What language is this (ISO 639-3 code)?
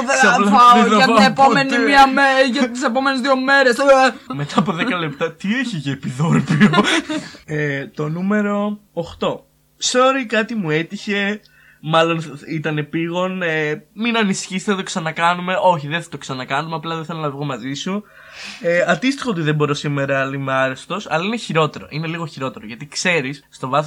ell